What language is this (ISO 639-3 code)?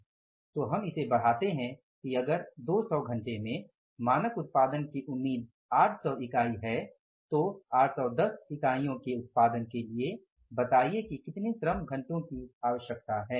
hin